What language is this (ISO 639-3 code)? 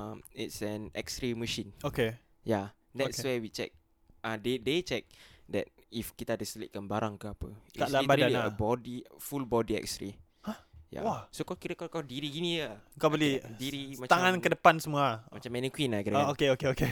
msa